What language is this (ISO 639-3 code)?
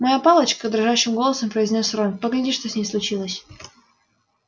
rus